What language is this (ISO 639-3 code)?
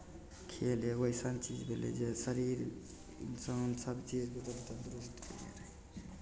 mai